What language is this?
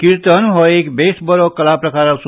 Konkani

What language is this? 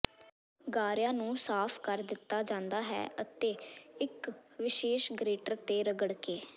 Punjabi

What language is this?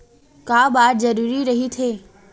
Chhattisgarhi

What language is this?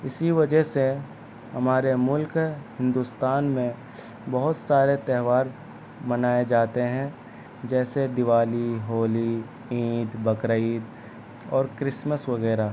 Urdu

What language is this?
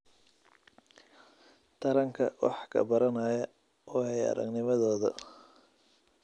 Somali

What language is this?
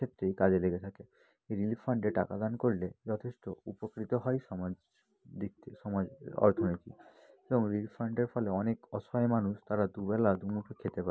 Bangla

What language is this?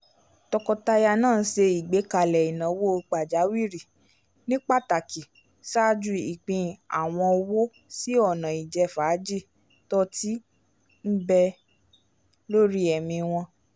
Yoruba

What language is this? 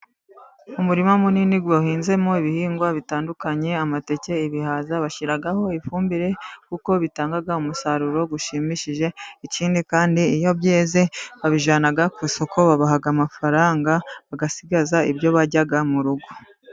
Kinyarwanda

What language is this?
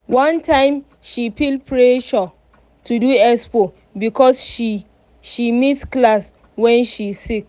Nigerian Pidgin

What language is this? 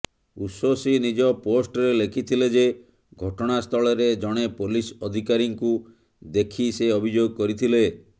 Odia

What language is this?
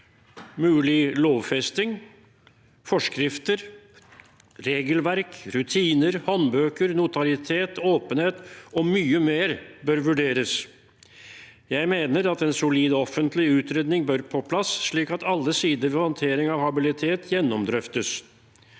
Norwegian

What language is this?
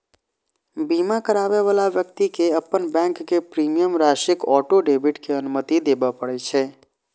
Maithili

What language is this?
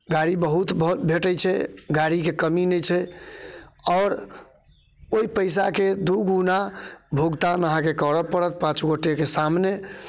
Maithili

